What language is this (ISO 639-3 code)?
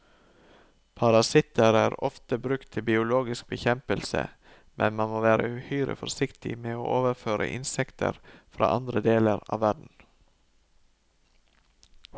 nor